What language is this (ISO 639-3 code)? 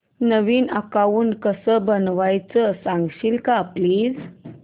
mar